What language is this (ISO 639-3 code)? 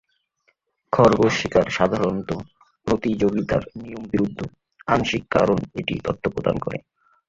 ben